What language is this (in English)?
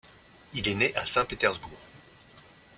French